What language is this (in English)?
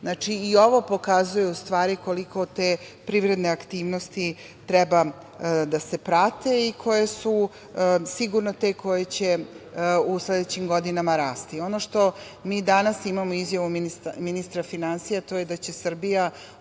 Serbian